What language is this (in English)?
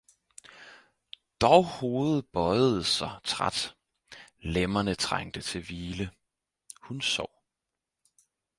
Danish